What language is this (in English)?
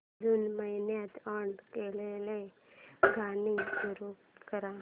Marathi